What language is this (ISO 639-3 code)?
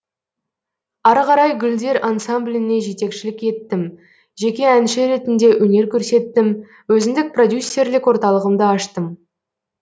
kaz